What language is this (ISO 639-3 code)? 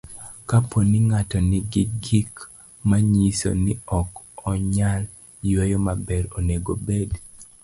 luo